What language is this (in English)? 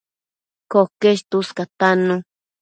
Matsés